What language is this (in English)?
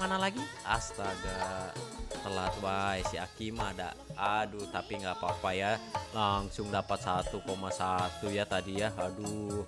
Indonesian